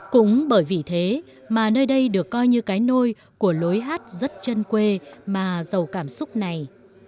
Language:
Vietnamese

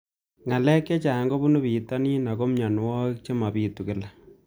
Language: Kalenjin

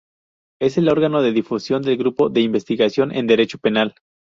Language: Spanish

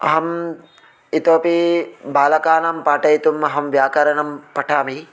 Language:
Sanskrit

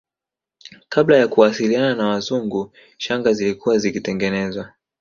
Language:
Swahili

